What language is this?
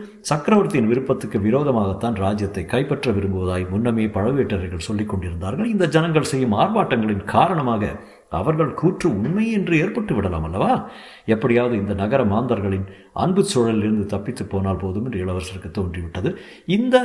Tamil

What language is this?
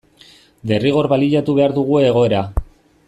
Basque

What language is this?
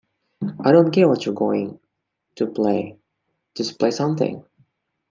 English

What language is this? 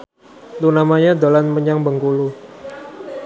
Javanese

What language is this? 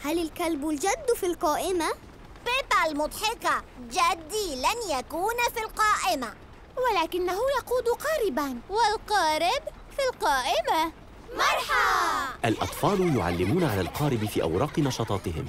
Arabic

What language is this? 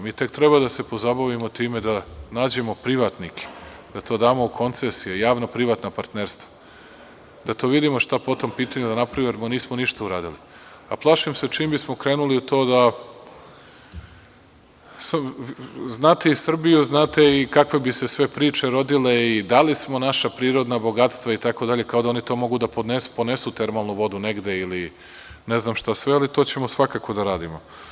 Serbian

